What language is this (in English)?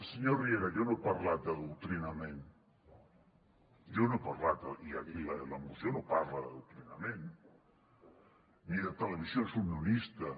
Catalan